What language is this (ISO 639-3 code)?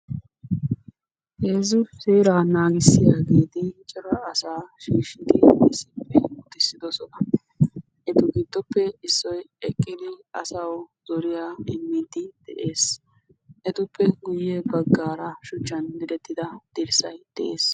wal